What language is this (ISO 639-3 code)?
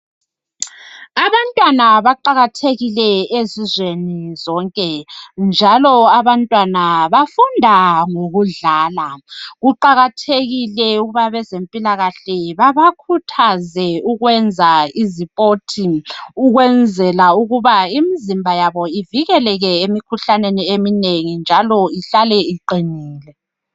nde